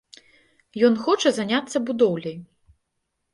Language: Belarusian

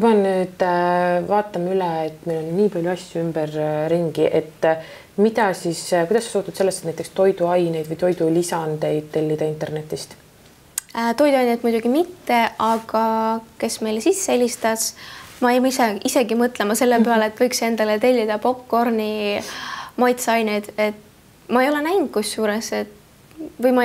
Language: Finnish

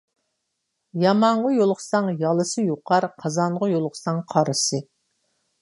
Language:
Uyghur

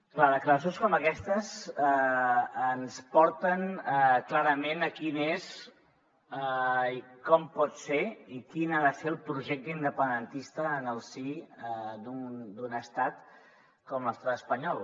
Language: Catalan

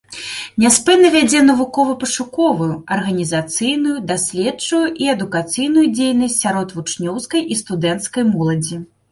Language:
Belarusian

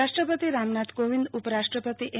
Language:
Gujarati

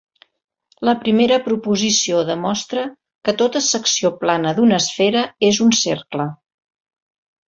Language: Catalan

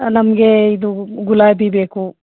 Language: Kannada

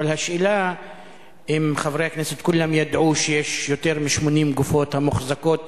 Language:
Hebrew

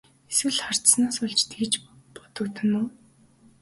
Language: Mongolian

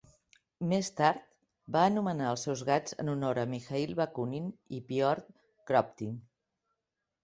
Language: Catalan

